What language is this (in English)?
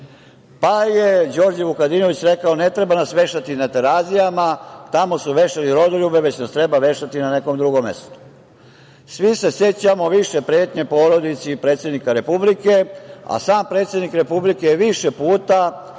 Serbian